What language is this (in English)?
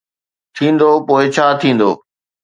Sindhi